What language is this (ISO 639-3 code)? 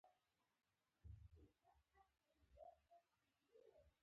pus